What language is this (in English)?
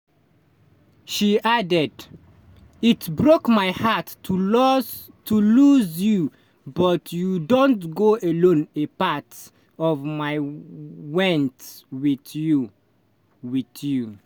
Nigerian Pidgin